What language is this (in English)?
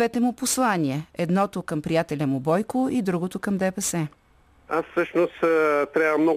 Bulgarian